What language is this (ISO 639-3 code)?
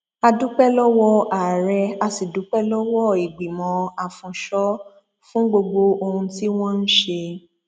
yor